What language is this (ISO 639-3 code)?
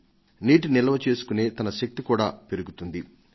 tel